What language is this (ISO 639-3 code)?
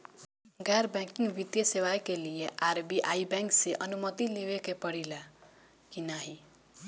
bho